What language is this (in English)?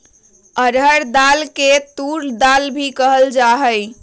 Magahi